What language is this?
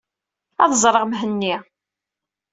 Kabyle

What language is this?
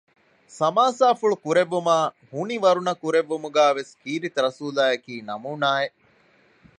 Divehi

